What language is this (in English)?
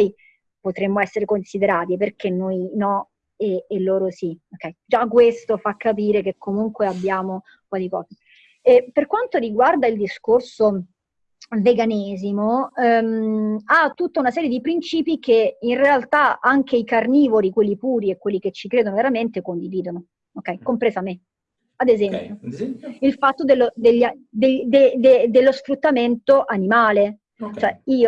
Italian